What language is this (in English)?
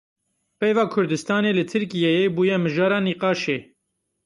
Kurdish